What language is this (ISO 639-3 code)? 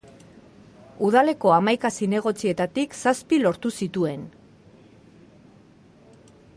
eus